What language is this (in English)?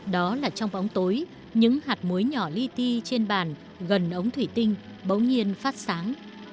Vietnamese